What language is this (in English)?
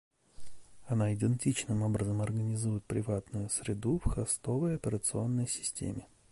Russian